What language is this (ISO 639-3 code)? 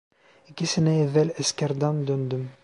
tur